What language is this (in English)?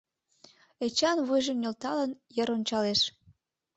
Mari